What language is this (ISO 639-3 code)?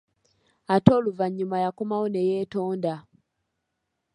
lug